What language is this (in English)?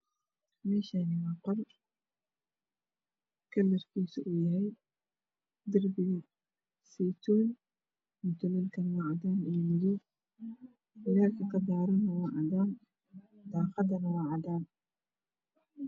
Somali